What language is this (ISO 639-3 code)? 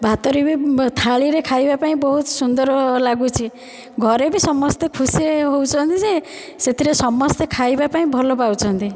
ori